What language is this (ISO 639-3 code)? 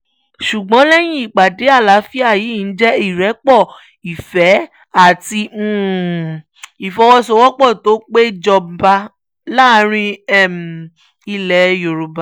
yor